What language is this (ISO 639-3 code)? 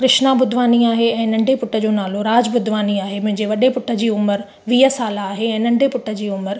snd